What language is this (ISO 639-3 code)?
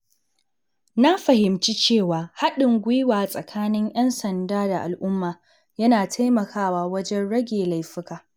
hau